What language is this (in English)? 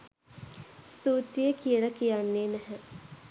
Sinhala